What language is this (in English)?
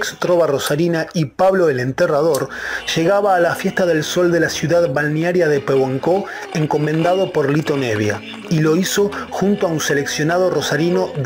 Spanish